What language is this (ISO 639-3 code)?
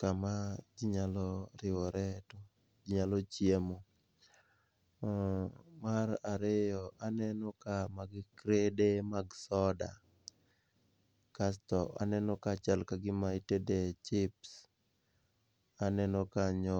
luo